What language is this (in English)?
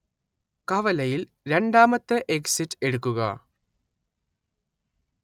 Malayalam